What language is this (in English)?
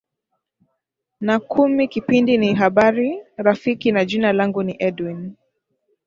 Swahili